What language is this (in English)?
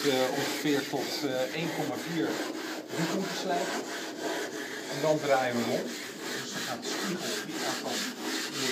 Dutch